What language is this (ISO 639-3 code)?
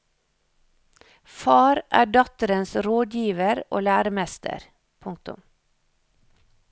nor